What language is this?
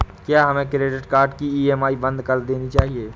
Hindi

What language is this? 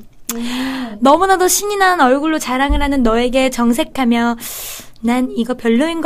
Korean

